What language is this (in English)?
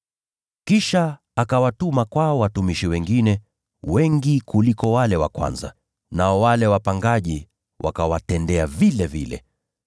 Swahili